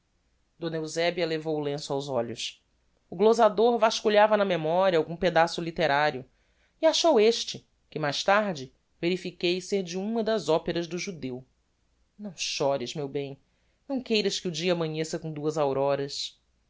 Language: Portuguese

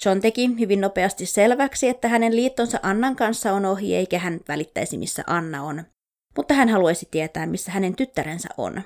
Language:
Finnish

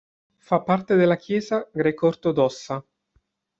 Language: Italian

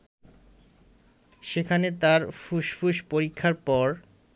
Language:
Bangla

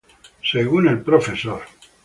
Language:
Spanish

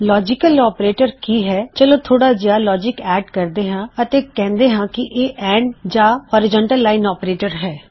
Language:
Punjabi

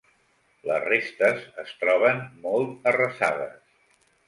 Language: Catalan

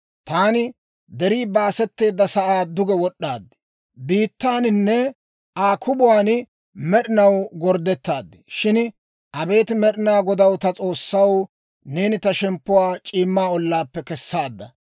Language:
Dawro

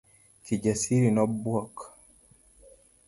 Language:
Luo (Kenya and Tanzania)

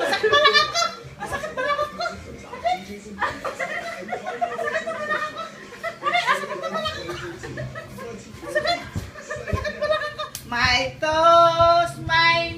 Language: Filipino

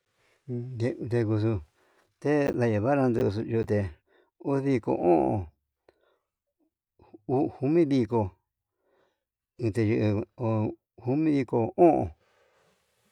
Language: Yutanduchi Mixtec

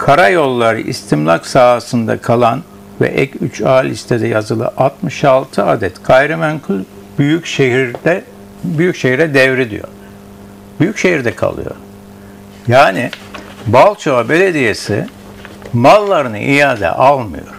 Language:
Turkish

